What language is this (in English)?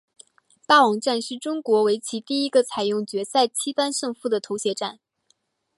Chinese